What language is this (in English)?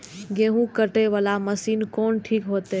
Maithili